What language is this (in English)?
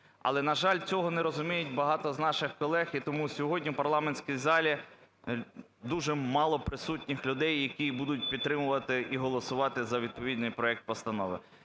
Ukrainian